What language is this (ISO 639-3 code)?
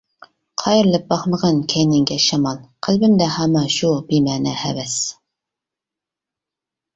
uig